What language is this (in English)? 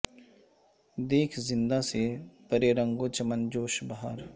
Urdu